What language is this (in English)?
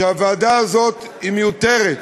Hebrew